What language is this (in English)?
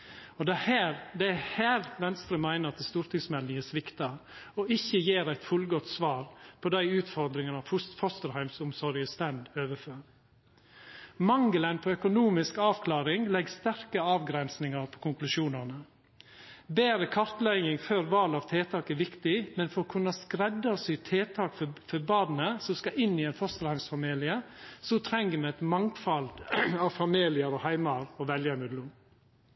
Norwegian Nynorsk